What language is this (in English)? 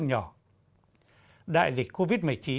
Vietnamese